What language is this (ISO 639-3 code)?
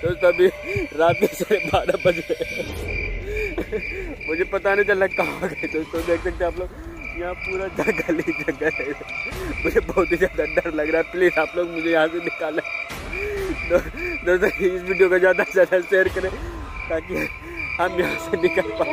ara